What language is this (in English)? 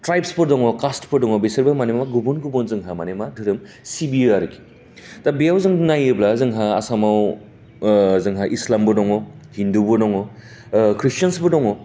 Bodo